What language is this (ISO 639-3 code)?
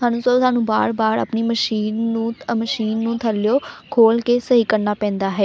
pan